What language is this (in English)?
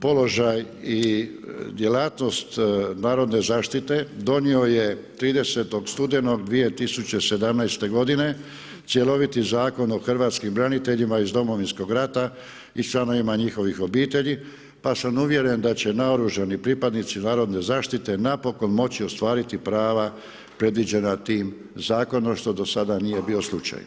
Croatian